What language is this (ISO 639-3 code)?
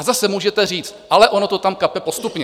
ces